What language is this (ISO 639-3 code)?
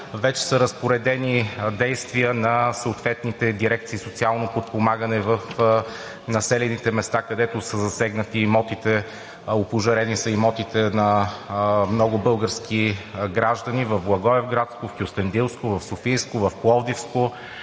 bul